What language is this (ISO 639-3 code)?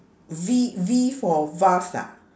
eng